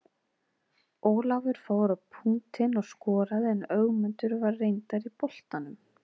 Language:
Icelandic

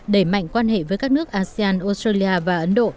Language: Vietnamese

